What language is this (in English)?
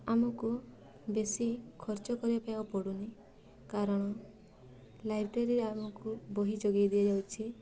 Odia